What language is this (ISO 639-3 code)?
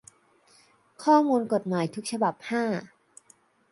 tha